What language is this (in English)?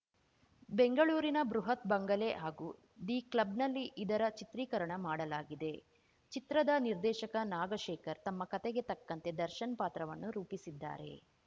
Kannada